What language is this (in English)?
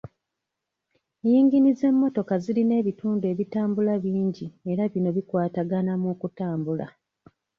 Ganda